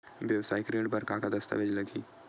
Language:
Chhattisgarhi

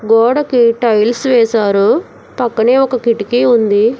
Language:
Telugu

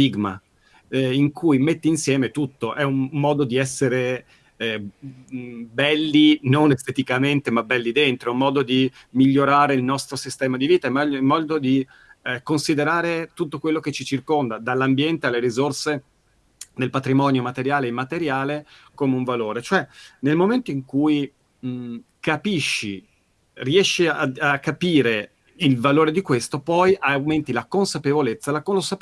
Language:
Italian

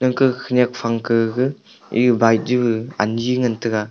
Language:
Wancho Naga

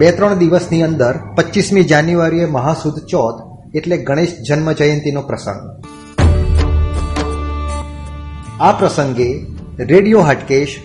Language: Gujarati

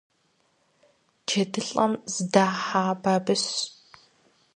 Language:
Kabardian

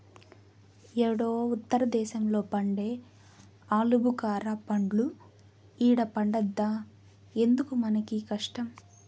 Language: Telugu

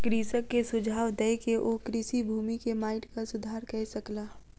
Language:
Maithili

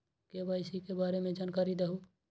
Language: Magahi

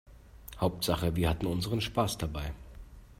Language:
German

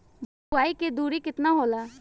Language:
Bhojpuri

